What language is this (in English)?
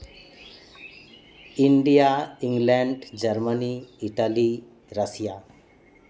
Santali